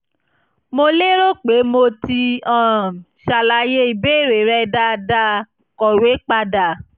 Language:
Yoruba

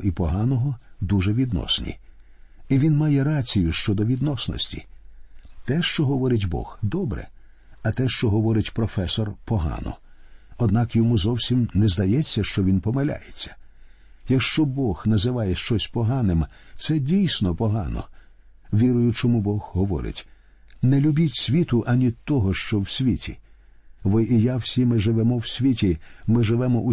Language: Ukrainian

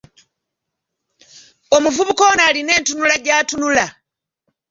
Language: Ganda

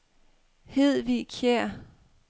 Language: Danish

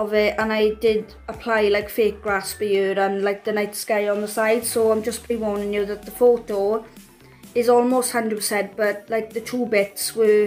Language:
English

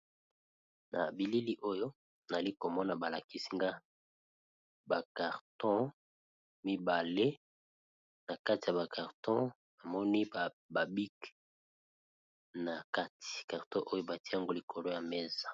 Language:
Lingala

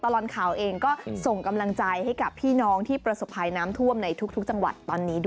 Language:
Thai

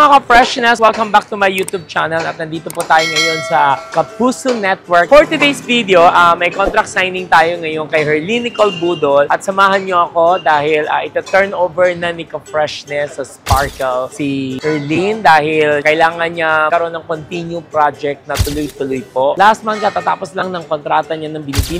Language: Filipino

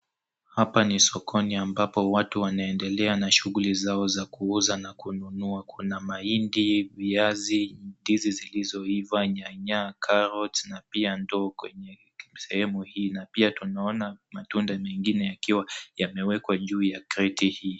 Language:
Swahili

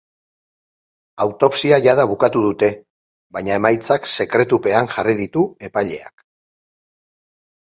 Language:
Basque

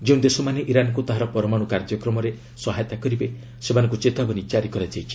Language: Odia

